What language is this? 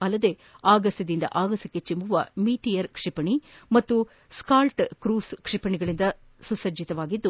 Kannada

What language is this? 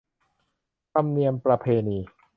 Thai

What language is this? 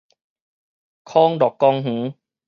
Min Nan Chinese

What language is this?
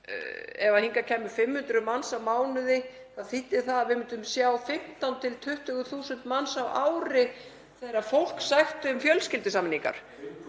Icelandic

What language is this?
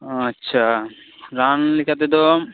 Santali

